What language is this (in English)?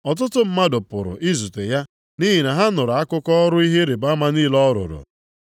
Igbo